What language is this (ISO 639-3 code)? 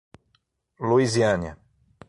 por